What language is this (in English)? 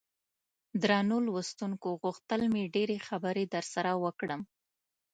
Pashto